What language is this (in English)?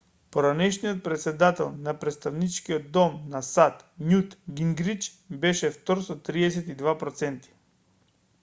Macedonian